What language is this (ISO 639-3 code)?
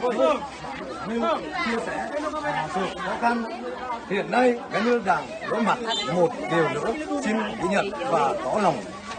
vie